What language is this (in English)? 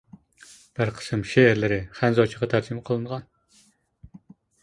Uyghur